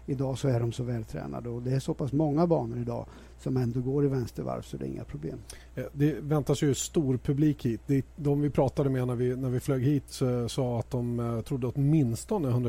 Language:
Swedish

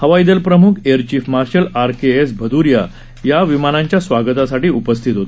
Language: Marathi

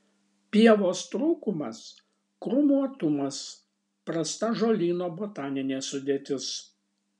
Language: Lithuanian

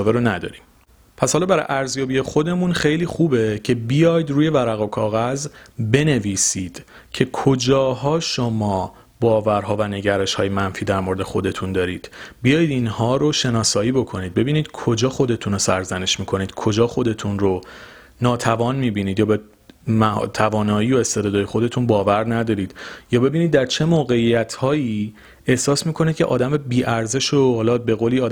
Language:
Persian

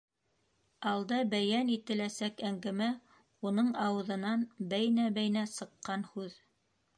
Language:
Bashkir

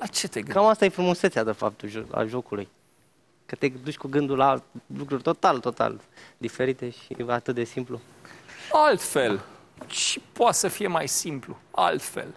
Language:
Romanian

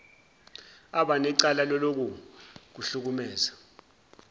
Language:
Zulu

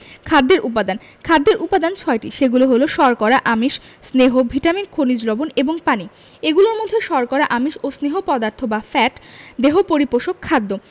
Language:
Bangla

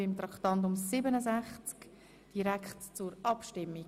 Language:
Swiss German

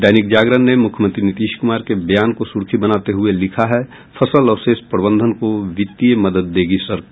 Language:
Hindi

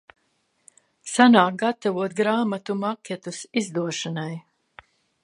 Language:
Latvian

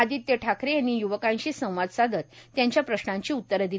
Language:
Marathi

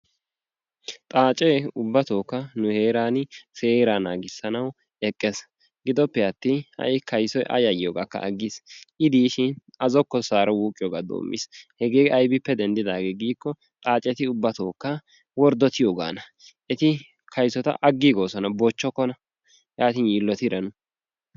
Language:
Wolaytta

